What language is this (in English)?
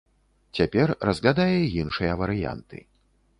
Belarusian